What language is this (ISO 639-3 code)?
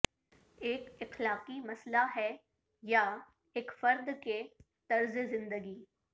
urd